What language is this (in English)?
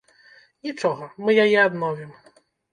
Belarusian